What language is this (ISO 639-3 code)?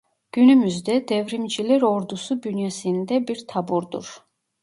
tur